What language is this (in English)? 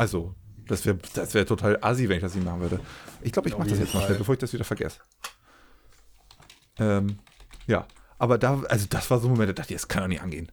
German